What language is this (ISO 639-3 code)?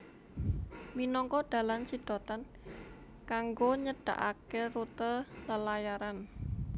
jav